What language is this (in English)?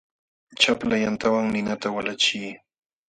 Jauja Wanca Quechua